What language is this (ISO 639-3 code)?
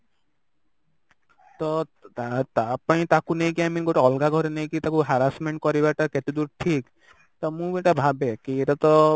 ori